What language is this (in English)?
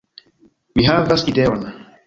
Esperanto